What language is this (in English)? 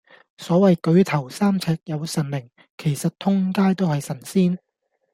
Cantonese